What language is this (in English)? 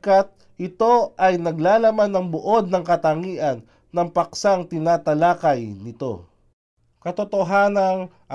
Filipino